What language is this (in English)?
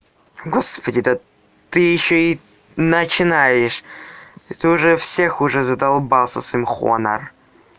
Russian